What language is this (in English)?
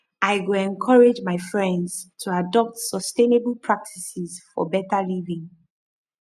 Nigerian Pidgin